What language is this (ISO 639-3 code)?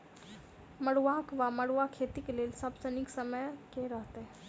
mai